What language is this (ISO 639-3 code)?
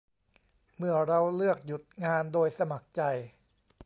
tha